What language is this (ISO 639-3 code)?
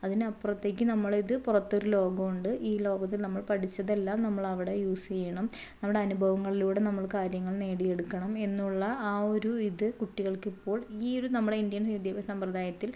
mal